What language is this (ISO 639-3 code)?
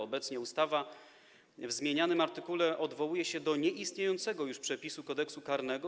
pol